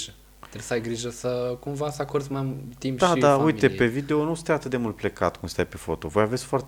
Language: Romanian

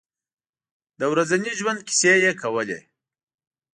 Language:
Pashto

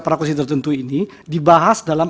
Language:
Indonesian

